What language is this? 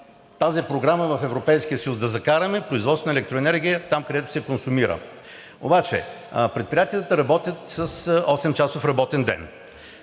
Bulgarian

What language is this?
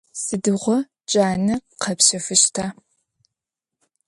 Adyghe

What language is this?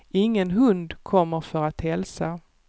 Swedish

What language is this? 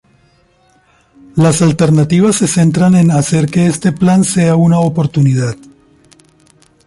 Spanish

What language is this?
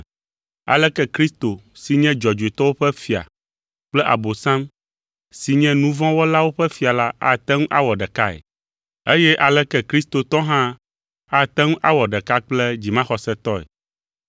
Ewe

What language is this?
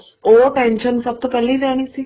Punjabi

